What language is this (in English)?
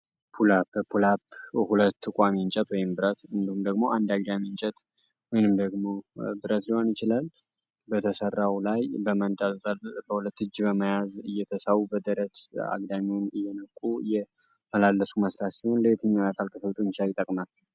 Amharic